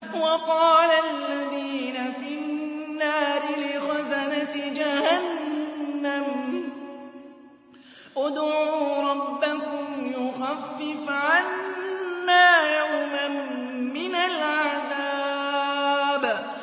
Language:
Arabic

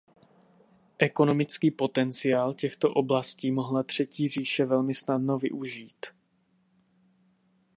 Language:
Czech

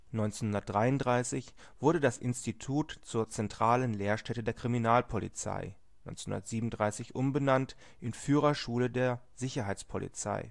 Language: German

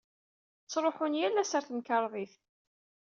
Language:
Kabyle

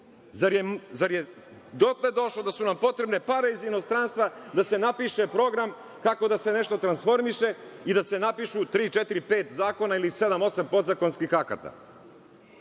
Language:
Serbian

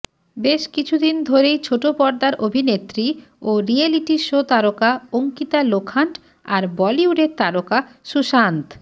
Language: Bangla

